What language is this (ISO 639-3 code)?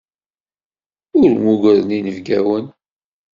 kab